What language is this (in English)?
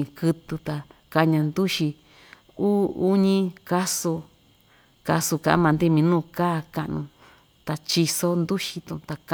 Ixtayutla Mixtec